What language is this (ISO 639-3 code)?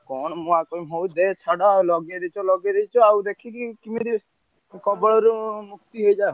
ori